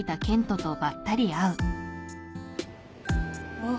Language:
Japanese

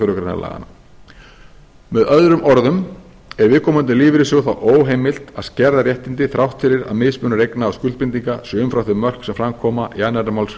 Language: Icelandic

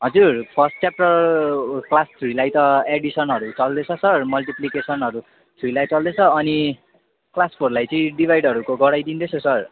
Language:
Nepali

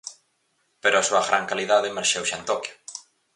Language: Galician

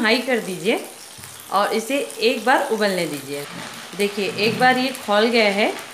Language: Hindi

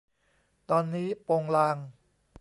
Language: Thai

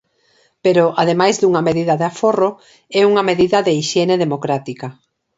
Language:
Galician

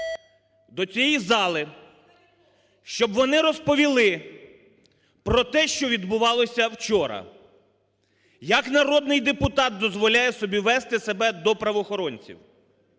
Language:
Ukrainian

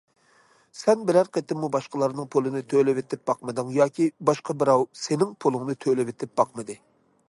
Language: Uyghur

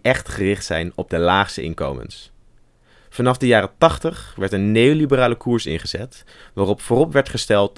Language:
Dutch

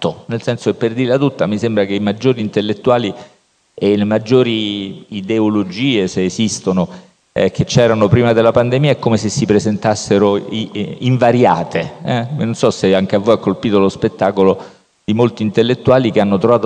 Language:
Italian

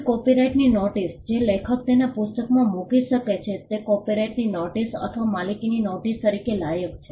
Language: Gujarati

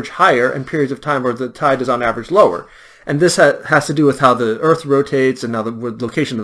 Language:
English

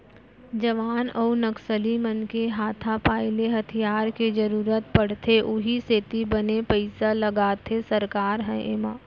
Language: Chhattisgarhi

